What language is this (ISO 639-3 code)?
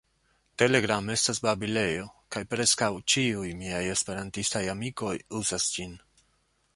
epo